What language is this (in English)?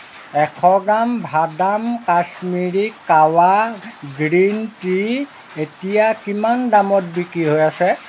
Assamese